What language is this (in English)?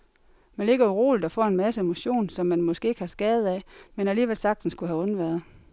Danish